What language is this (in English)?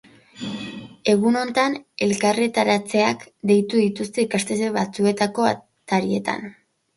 Basque